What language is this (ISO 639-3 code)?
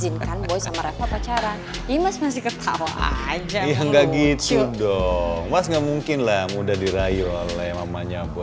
ind